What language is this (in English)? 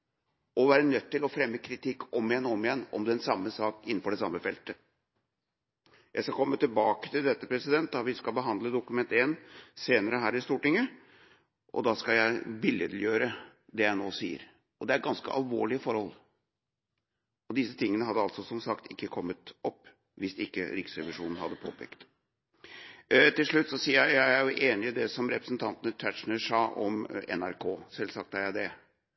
Norwegian Bokmål